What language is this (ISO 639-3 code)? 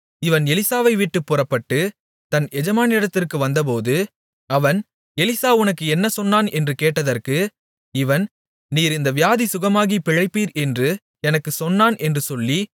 tam